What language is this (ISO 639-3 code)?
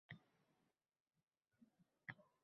uzb